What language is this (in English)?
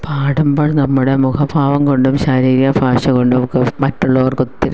Malayalam